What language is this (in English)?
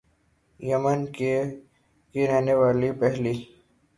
Urdu